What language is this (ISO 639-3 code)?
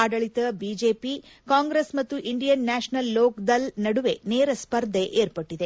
kan